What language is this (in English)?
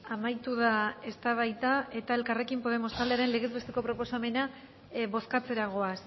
Basque